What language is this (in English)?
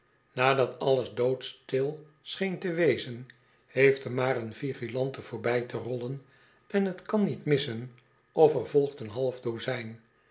Dutch